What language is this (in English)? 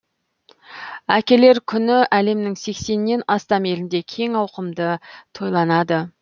Kazakh